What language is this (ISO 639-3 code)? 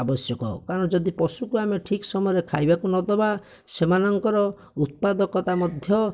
ori